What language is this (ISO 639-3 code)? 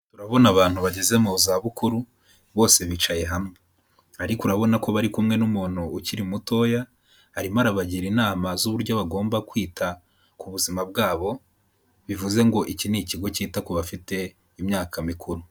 kin